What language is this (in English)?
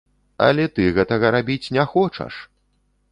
Belarusian